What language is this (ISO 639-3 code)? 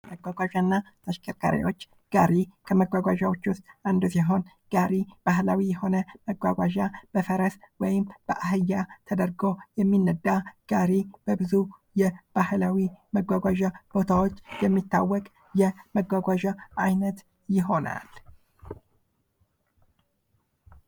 amh